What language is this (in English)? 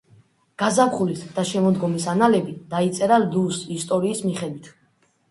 Georgian